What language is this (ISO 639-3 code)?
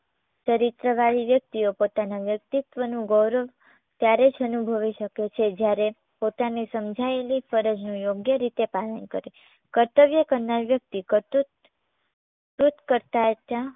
guj